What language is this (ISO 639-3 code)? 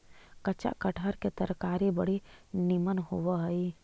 mag